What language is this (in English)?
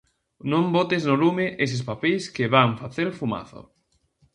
Galician